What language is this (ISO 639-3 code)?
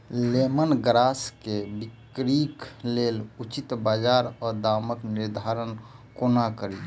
mai